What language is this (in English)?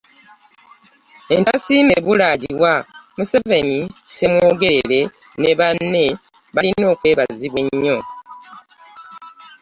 Ganda